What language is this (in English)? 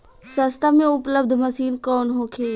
Bhojpuri